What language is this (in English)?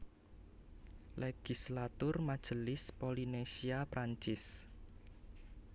Javanese